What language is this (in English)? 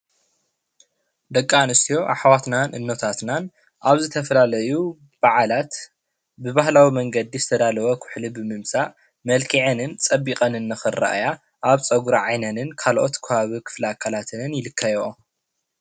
Tigrinya